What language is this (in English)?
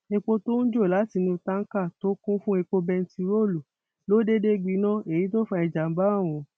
Yoruba